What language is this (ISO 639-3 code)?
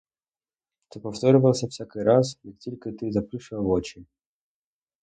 ukr